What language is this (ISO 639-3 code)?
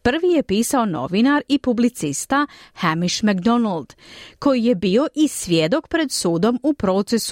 hrv